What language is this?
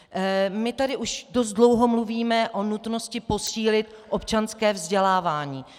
Czech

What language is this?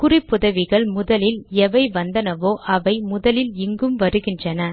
Tamil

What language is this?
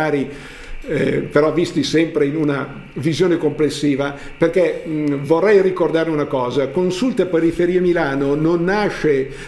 Italian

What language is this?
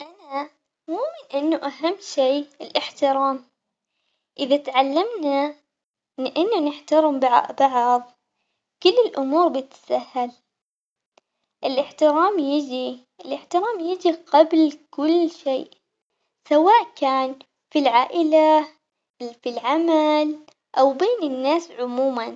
Omani Arabic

